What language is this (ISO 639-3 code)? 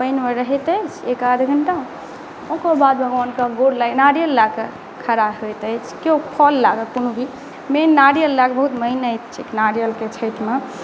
mai